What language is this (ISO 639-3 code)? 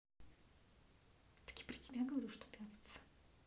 rus